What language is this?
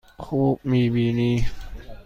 Persian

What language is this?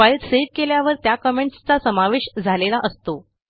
Marathi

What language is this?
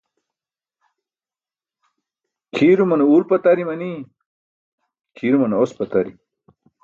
Burushaski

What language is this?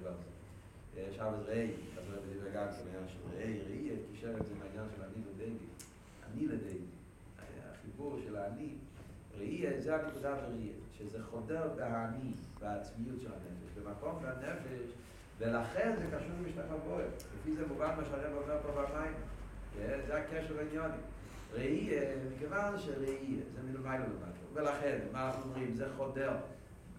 Hebrew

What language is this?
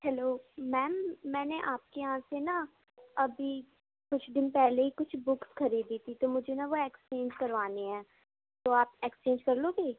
Urdu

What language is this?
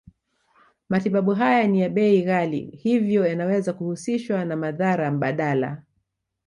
Swahili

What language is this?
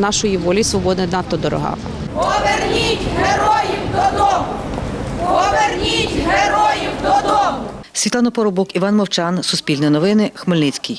Ukrainian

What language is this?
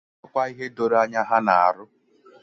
Igbo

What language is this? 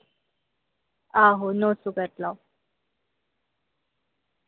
Dogri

